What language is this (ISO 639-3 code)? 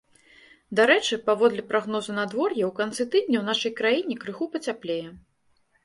bel